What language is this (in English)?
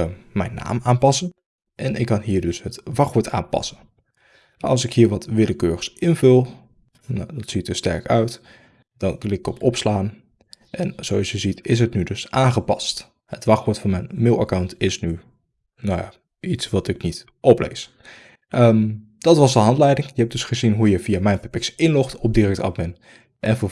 Dutch